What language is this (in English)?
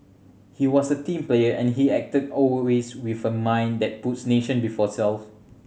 English